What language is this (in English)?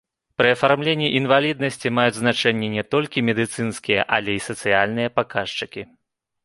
Belarusian